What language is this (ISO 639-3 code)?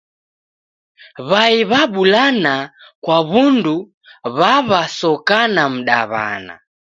dav